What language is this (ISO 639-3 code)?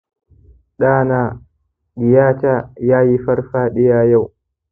hau